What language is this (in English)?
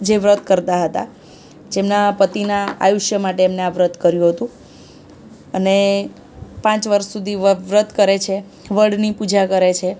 Gujarati